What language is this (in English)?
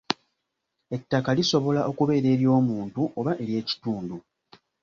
Ganda